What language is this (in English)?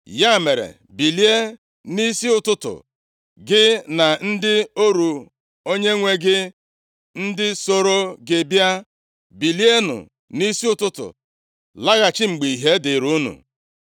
Igbo